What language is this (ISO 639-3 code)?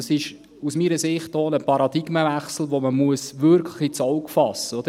gsw